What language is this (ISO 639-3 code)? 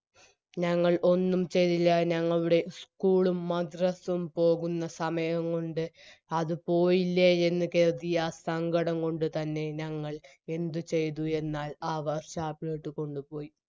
mal